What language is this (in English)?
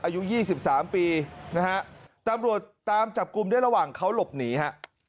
Thai